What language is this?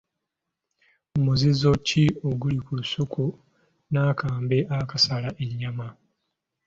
Ganda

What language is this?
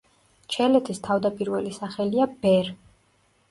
Georgian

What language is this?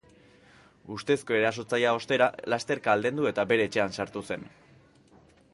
Basque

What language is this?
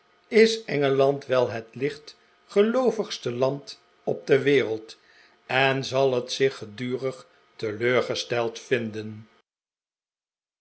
Dutch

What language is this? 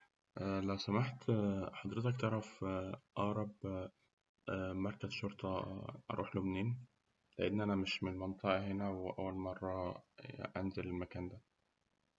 Egyptian Arabic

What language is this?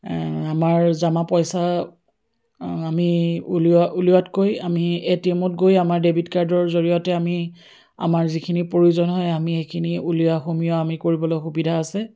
Assamese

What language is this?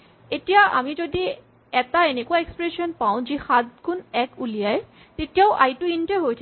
Assamese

